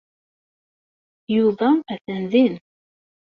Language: Kabyle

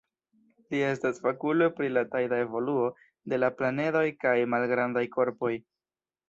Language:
Esperanto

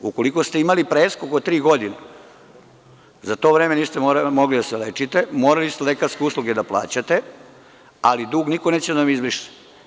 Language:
Serbian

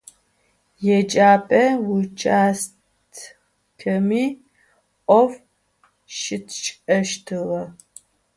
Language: Adyghe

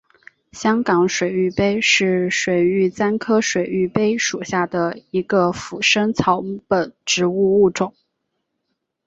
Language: Chinese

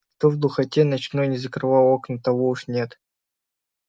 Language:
Russian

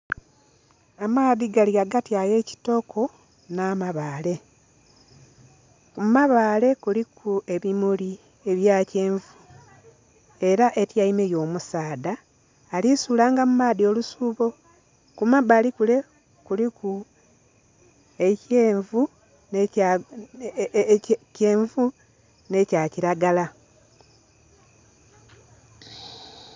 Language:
Soga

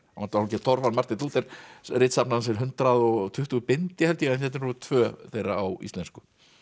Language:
Icelandic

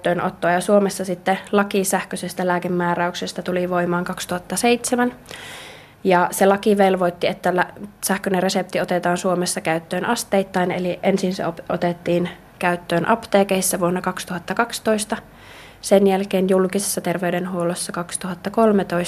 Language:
Finnish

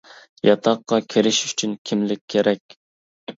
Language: Uyghur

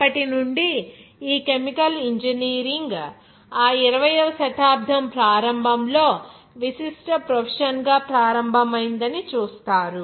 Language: Telugu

